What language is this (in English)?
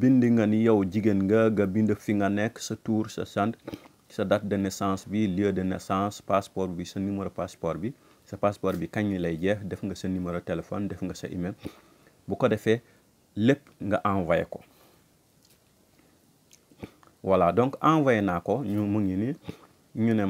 French